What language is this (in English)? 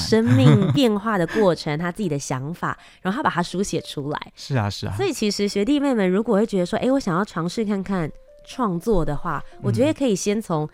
Chinese